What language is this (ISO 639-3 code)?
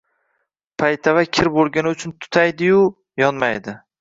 uzb